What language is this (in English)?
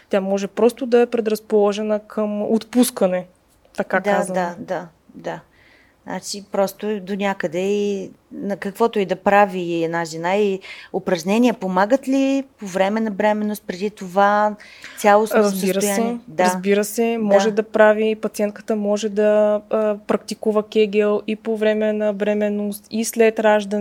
Bulgarian